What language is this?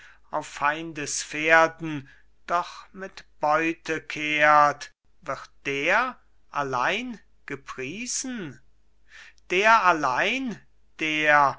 German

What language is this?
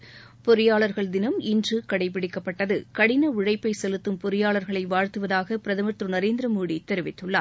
Tamil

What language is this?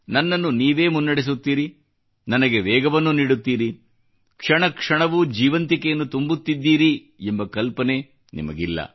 Kannada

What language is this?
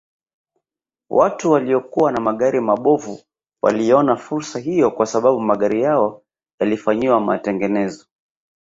Swahili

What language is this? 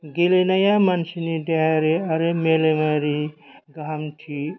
Bodo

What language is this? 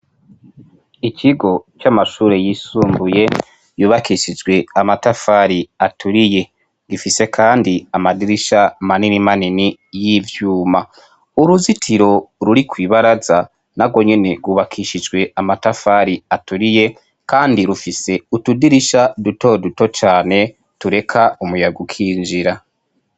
Rundi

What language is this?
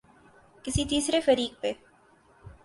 Urdu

